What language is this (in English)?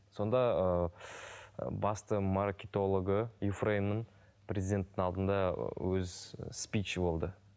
Kazakh